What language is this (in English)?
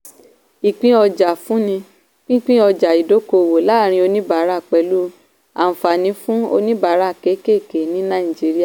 Yoruba